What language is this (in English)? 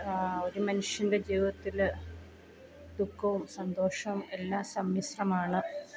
Malayalam